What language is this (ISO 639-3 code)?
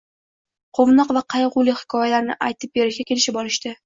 uzb